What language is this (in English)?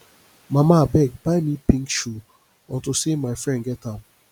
Nigerian Pidgin